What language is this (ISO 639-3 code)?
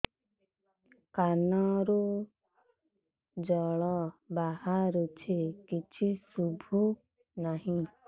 ori